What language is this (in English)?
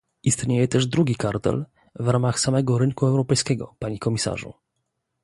Polish